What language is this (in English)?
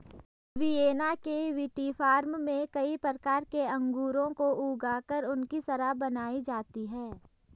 Hindi